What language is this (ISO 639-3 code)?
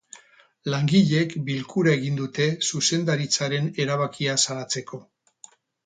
eus